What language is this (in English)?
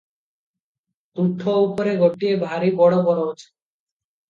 Odia